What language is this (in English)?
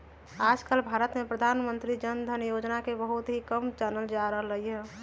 Magahi